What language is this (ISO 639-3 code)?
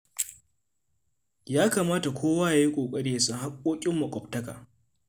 hau